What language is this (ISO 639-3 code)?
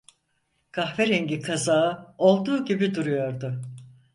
tur